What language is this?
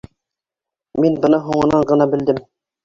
Bashkir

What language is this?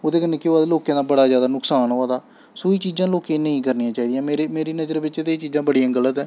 Dogri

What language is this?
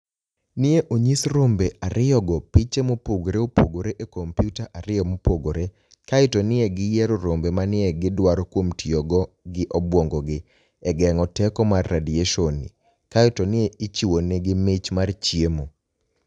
Luo (Kenya and Tanzania)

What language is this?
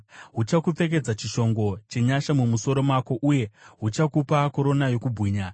Shona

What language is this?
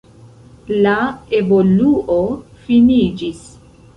Esperanto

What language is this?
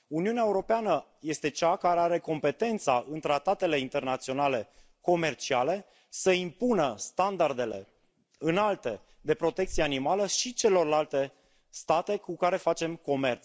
Romanian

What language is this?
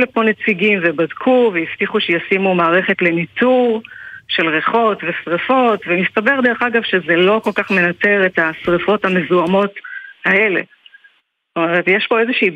Hebrew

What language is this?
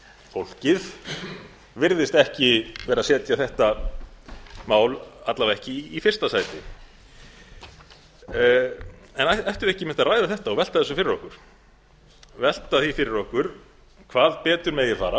Icelandic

